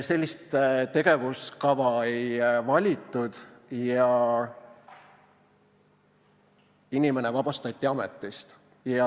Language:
Estonian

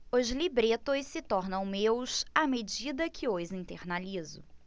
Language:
Portuguese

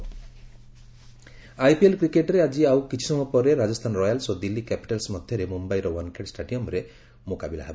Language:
Odia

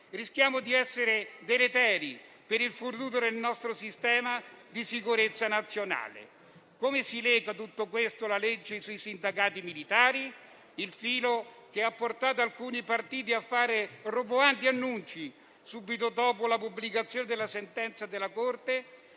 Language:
Italian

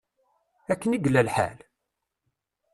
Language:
Kabyle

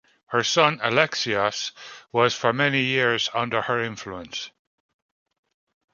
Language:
English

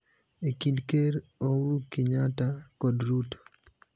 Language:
Luo (Kenya and Tanzania)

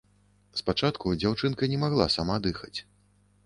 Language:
Belarusian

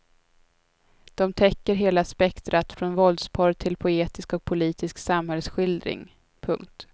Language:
Swedish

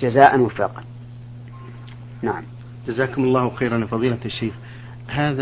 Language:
Arabic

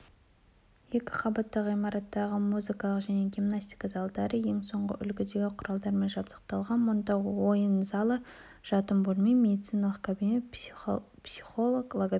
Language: Kazakh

